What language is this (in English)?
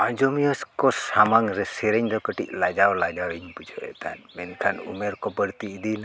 Santali